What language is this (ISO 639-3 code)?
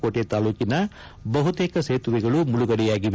kan